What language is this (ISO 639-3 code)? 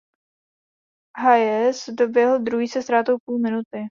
ces